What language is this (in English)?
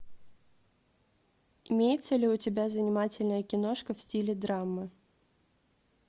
Russian